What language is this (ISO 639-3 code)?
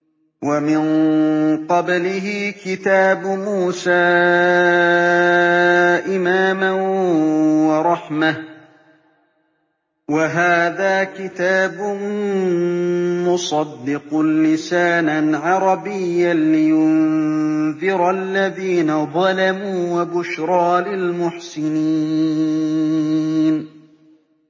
ara